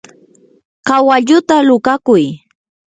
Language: Yanahuanca Pasco Quechua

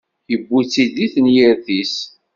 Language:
Kabyle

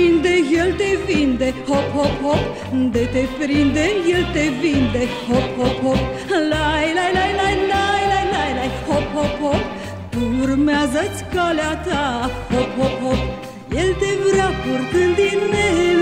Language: Romanian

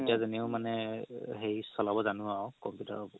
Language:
Assamese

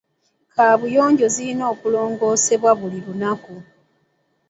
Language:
Ganda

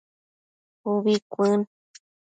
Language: Matsés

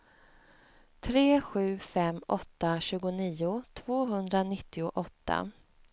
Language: Swedish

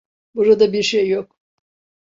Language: Turkish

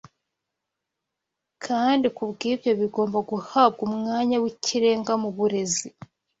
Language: Kinyarwanda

